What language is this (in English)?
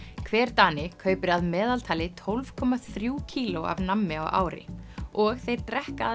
Icelandic